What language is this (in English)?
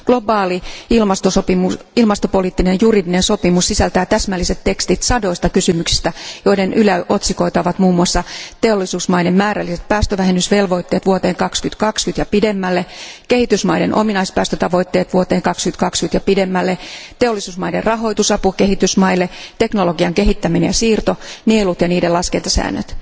Finnish